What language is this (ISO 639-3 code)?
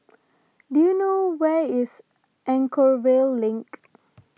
eng